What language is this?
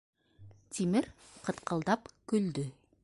Bashkir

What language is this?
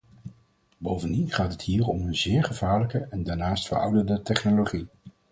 Dutch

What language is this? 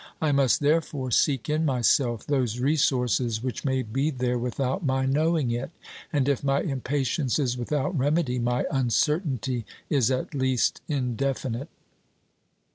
English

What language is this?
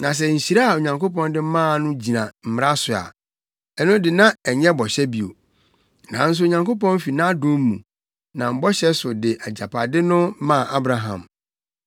Akan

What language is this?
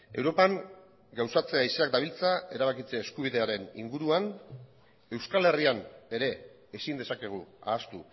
Basque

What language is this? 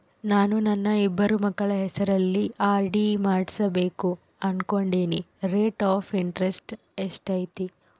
Kannada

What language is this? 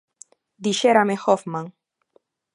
Galician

